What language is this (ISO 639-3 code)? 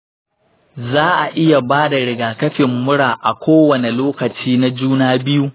hau